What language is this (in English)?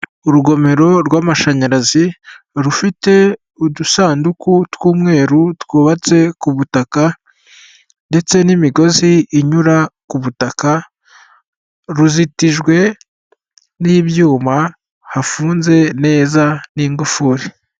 Kinyarwanda